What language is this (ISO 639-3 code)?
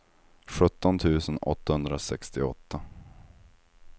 swe